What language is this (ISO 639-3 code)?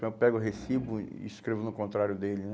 por